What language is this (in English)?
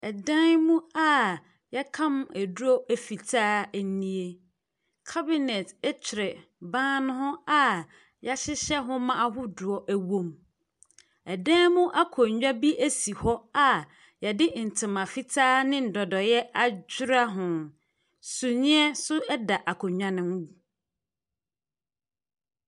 Akan